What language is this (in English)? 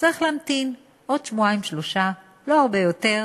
Hebrew